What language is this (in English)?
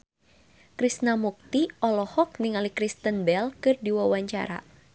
Sundanese